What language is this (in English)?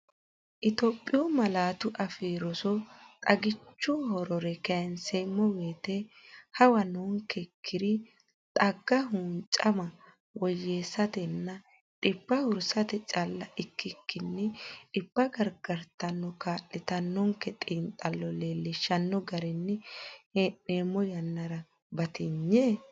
Sidamo